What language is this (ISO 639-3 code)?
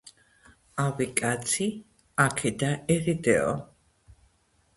kat